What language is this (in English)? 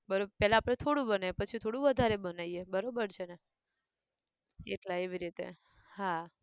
Gujarati